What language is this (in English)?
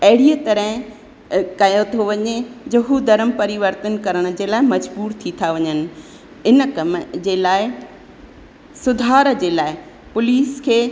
Sindhi